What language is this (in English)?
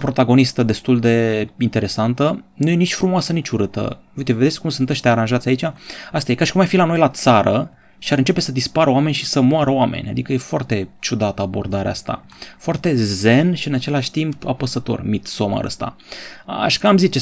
Romanian